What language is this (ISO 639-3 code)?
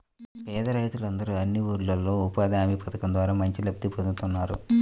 tel